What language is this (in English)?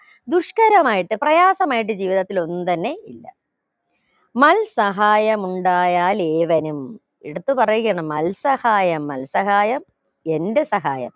Malayalam